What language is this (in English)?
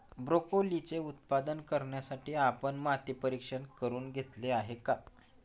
Marathi